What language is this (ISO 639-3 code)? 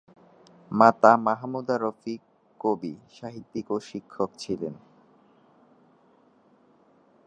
ben